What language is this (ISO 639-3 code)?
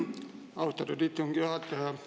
est